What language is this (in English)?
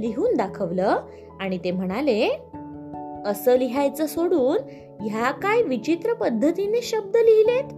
Marathi